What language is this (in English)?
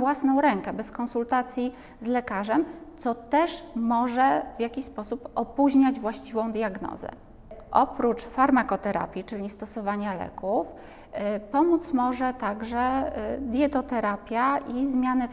Polish